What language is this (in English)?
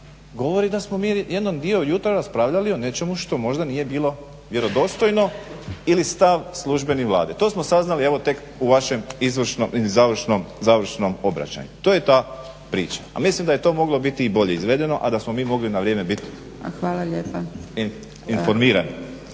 Croatian